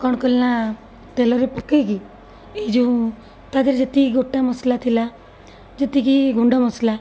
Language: Odia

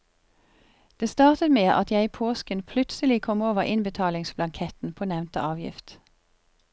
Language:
Norwegian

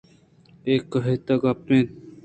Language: Eastern Balochi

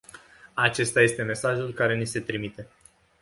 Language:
Romanian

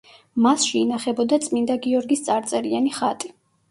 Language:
Georgian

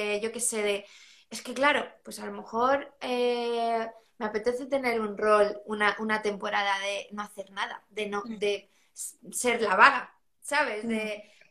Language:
Spanish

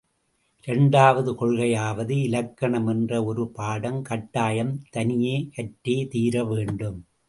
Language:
Tamil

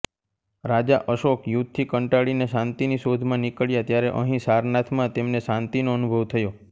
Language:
Gujarati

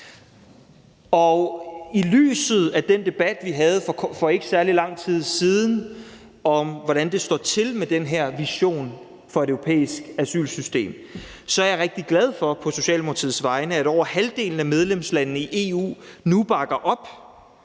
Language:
Danish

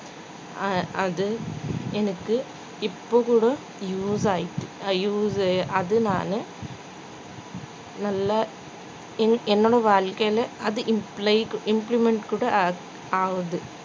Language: Tamil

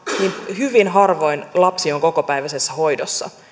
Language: Finnish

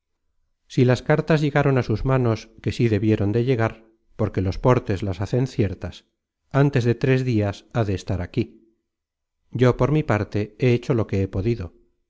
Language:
Spanish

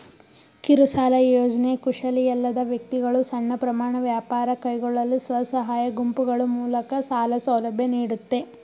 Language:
Kannada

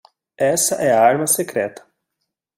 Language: Portuguese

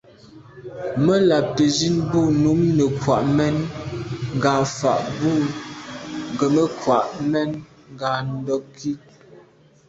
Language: Medumba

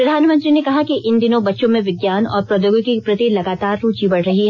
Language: Hindi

